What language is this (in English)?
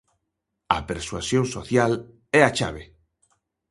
Galician